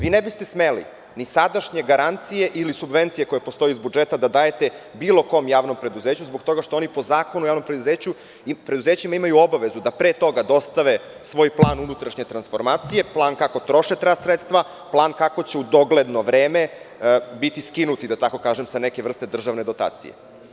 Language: Serbian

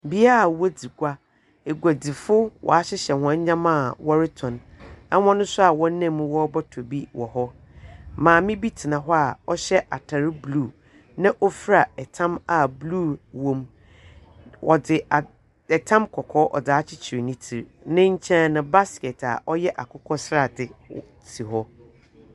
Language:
Akan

